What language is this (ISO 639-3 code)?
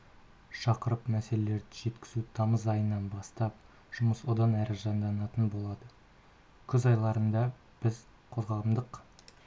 kaz